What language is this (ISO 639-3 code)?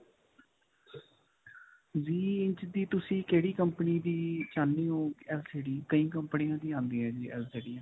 pan